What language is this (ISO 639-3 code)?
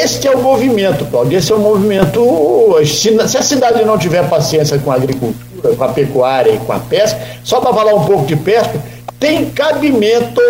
por